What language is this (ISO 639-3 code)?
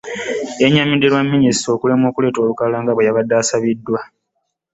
lug